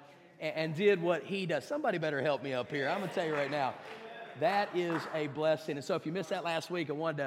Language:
English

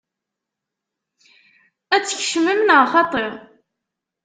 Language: Kabyle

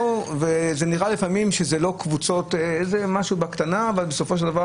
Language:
Hebrew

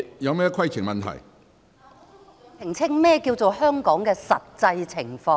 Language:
Cantonese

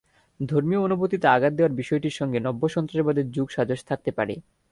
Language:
Bangla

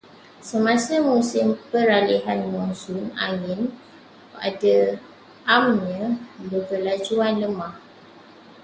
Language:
Malay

